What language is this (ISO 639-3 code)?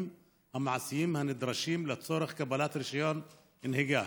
heb